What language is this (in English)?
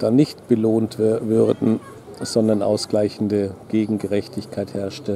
German